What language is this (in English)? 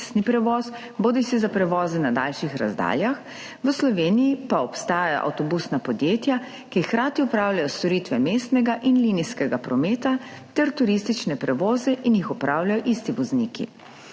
Slovenian